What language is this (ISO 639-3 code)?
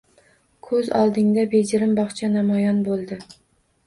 uzb